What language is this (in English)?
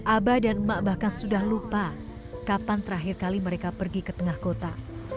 Indonesian